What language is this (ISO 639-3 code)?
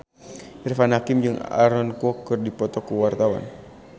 sun